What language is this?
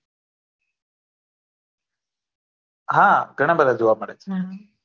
Gujarati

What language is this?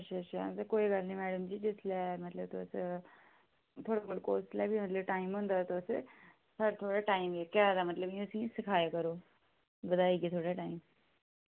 Dogri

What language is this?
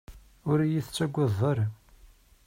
Kabyle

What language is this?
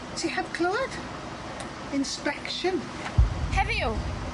Welsh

